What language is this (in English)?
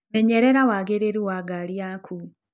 Kikuyu